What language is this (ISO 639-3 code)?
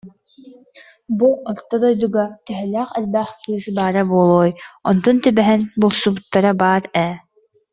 sah